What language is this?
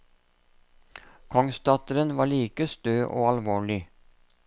Norwegian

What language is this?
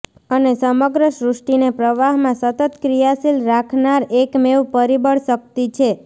Gujarati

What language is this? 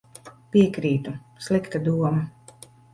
Latvian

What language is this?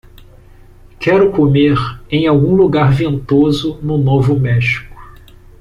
Portuguese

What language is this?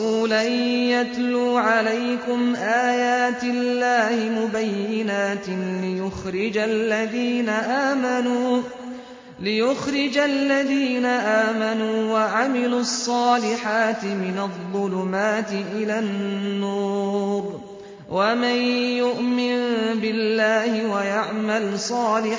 Arabic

